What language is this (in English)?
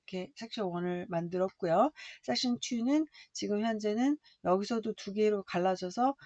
Korean